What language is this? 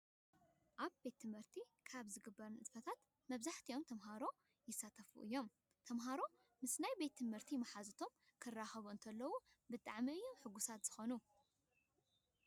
Tigrinya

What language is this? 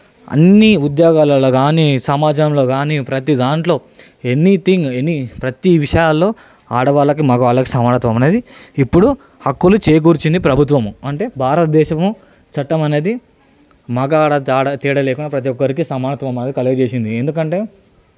Telugu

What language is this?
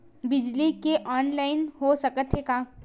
Chhattisgarhi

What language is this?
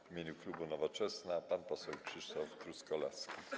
Polish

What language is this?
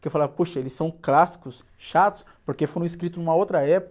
Portuguese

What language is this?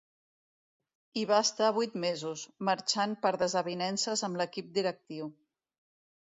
Catalan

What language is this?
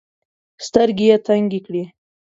Pashto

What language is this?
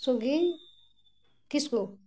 Santali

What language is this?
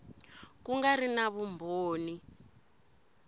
Tsonga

